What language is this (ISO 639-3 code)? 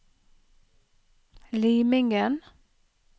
nor